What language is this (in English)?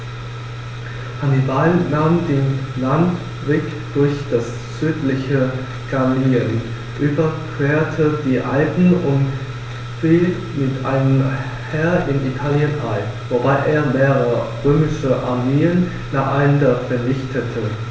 German